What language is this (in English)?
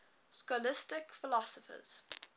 English